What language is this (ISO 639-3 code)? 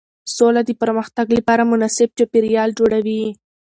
pus